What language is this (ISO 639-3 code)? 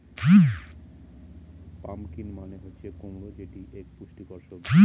ben